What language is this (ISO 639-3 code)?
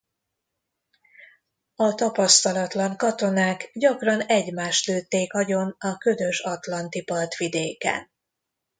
hun